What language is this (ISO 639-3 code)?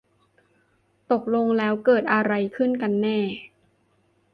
tha